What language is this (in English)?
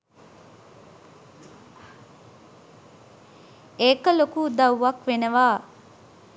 Sinhala